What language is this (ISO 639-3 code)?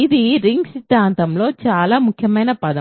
tel